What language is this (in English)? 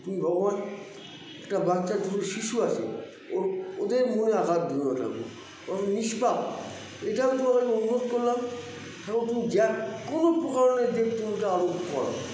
Bangla